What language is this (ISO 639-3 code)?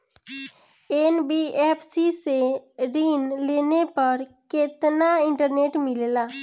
bho